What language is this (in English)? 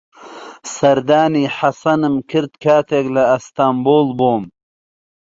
Central Kurdish